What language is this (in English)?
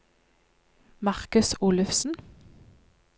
Norwegian